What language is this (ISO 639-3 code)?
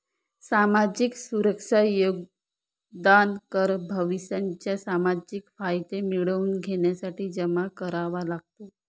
mar